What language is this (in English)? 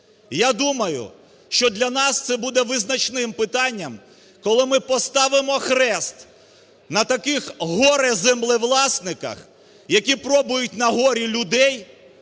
Ukrainian